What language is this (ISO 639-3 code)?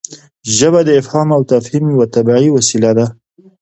pus